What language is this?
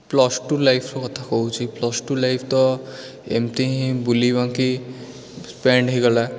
Odia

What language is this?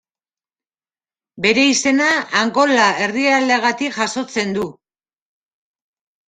Basque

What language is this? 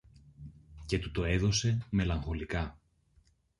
Greek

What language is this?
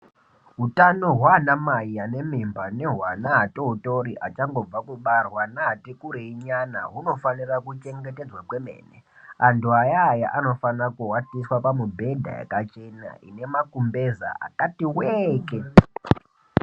Ndau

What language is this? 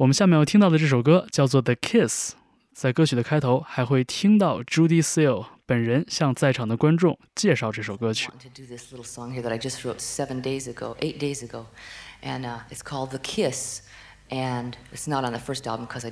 Chinese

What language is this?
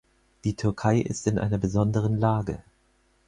German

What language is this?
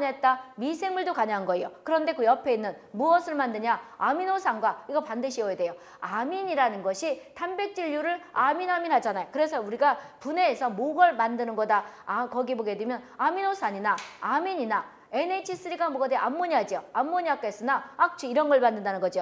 Korean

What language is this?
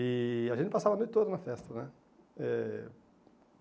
Portuguese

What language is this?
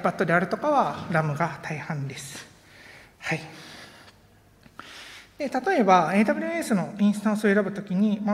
Japanese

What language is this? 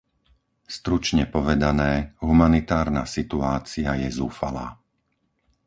Slovak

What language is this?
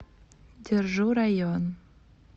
Russian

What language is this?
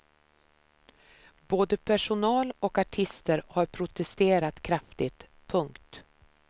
Swedish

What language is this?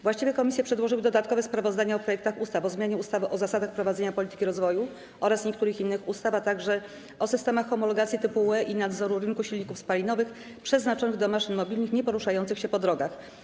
Polish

